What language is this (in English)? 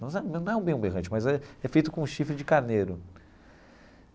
Portuguese